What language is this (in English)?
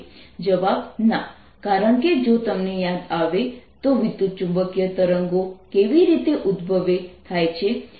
Gujarati